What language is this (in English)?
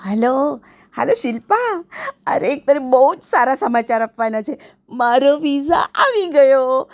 Gujarati